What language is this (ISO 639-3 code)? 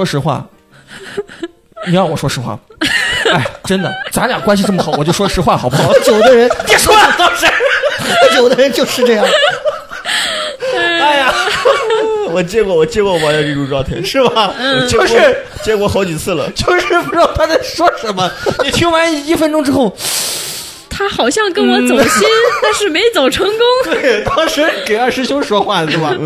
zho